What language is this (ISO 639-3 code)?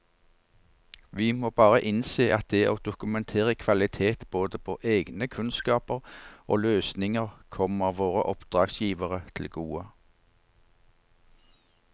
nor